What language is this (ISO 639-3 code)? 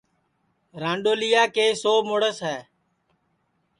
ssi